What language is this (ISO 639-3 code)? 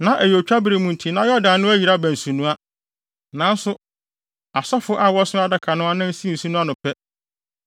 aka